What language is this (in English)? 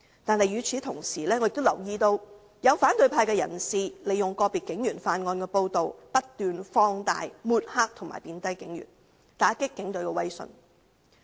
Cantonese